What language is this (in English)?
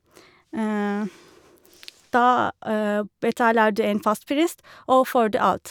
Norwegian